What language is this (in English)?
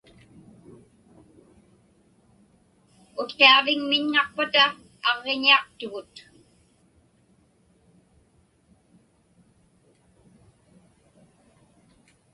Inupiaq